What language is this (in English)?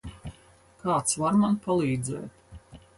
Latvian